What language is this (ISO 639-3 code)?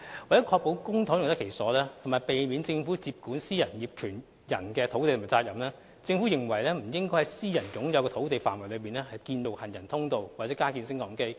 yue